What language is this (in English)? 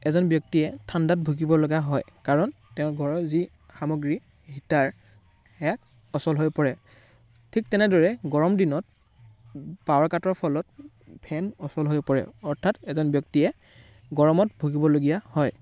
Assamese